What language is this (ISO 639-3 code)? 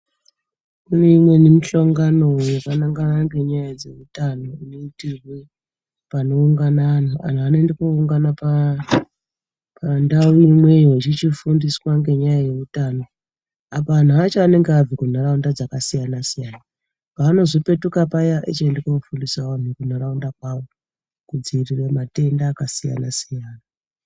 ndc